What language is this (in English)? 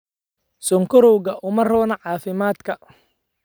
Somali